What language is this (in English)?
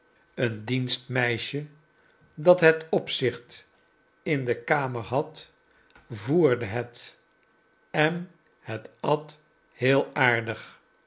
Dutch